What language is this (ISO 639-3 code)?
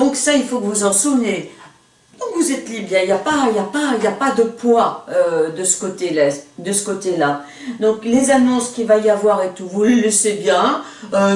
fra